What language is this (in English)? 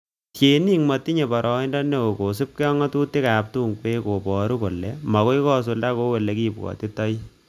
Kalenjin